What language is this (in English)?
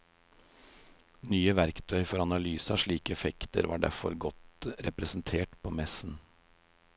Norwegian